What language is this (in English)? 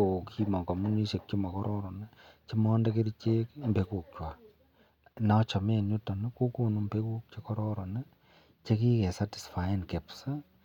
Kalenjin